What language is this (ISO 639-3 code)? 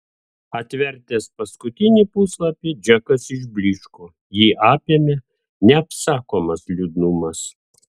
lit